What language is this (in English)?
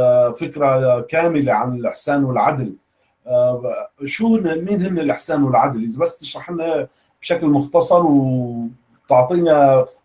Arabic